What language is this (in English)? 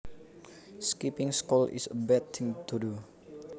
Javanese